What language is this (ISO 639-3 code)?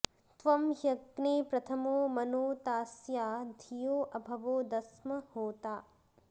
san